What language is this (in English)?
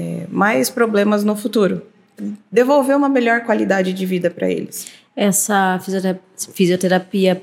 Portuguese